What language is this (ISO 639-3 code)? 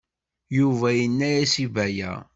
kab